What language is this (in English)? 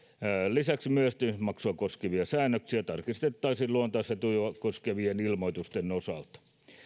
Finnish